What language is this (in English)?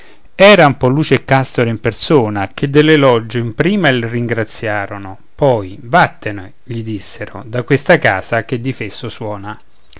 Italian